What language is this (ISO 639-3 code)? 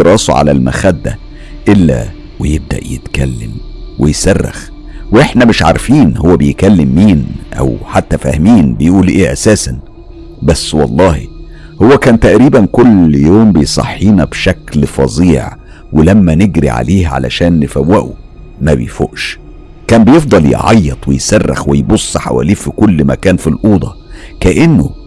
ara